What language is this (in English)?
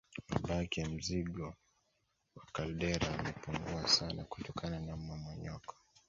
Swahili